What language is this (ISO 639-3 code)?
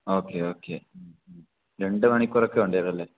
mal